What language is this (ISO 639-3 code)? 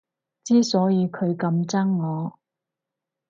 yue